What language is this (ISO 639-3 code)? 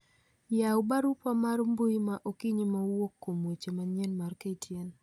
luo